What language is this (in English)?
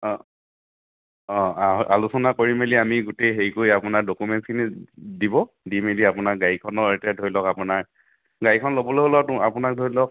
Assamese